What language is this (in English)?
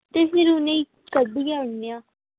Dogri